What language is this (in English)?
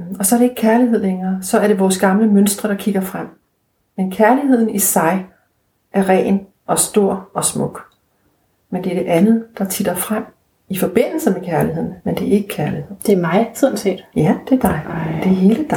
Danish